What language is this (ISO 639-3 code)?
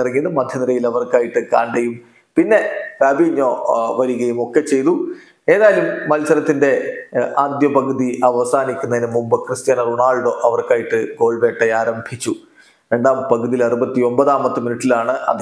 mal